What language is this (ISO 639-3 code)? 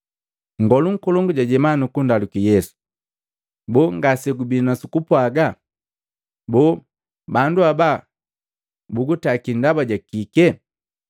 mgv